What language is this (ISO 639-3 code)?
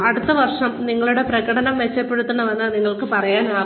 mal